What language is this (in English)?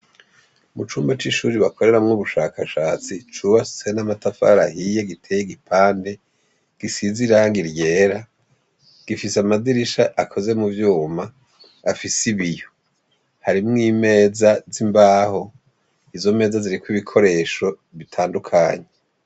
Rundi